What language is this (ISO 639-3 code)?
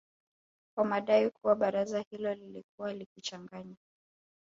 swa